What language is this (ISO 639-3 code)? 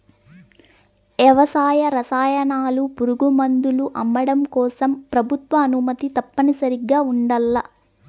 tel